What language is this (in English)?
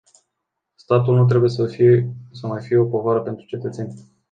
Romanian